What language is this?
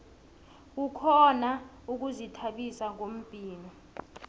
South Ndebele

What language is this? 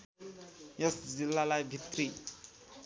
Nepali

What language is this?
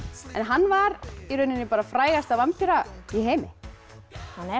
Icelandic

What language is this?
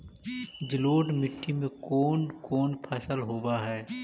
Magahi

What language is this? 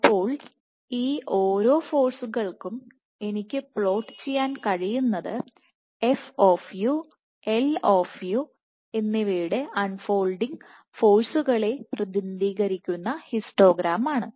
Malayalam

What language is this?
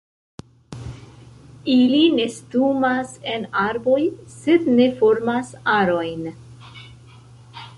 Esperanto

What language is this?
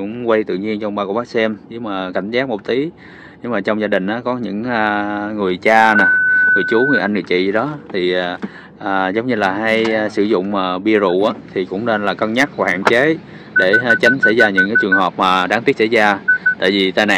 Vietnamese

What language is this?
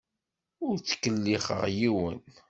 Kabyle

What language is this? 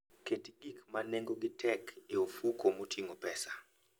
Luo (Kenya and Tanzania)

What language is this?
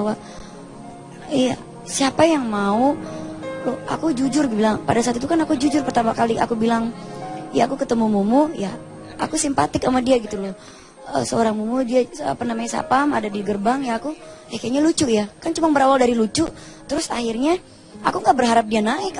Indonesian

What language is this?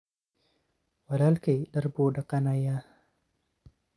Somali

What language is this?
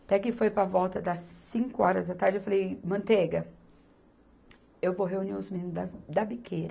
Portuguese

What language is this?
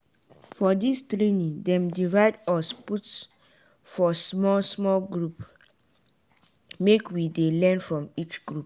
Nigerian Pidgin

